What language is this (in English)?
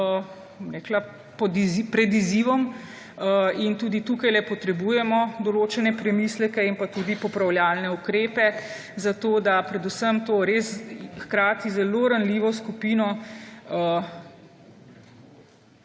Slovenian